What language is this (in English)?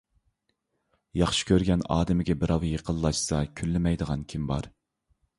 Uyghur